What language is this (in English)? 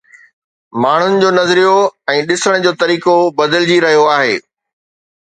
Sindhi